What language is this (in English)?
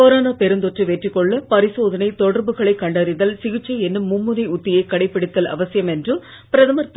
Tamil